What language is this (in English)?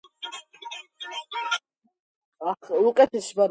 Georgian